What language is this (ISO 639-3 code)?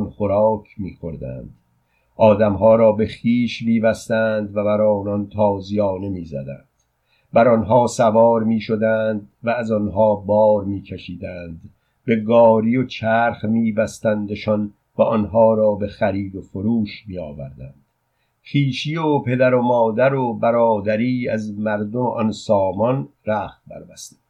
fas